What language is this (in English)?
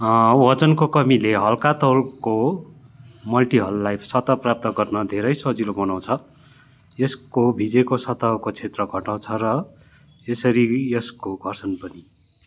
Nepali